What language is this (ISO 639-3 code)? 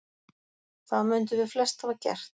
isl